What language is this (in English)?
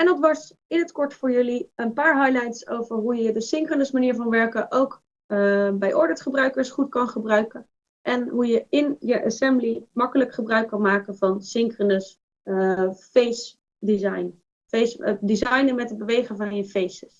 Dutch